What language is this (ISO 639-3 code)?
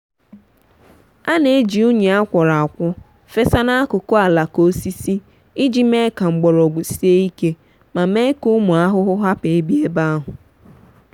ibo